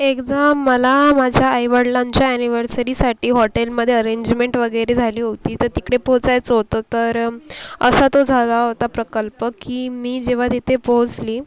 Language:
Marathi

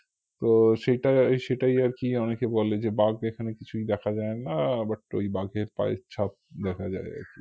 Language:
Bangla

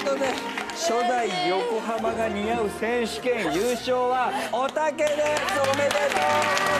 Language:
Japanese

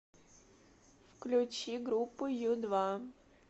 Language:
Russian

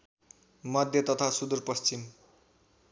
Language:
Nepali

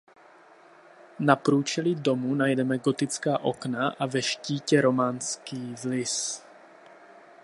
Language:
Czech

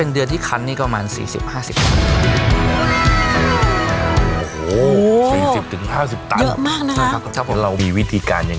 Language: Thai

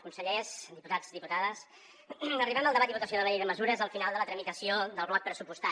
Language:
Catalan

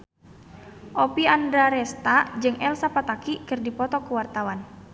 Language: Sundanese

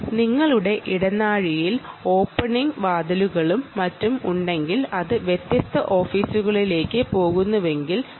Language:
Malayalam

